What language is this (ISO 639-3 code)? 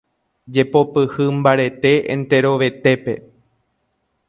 grn